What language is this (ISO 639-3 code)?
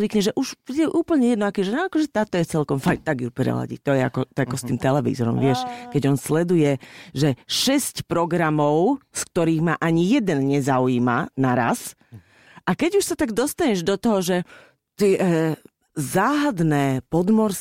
slk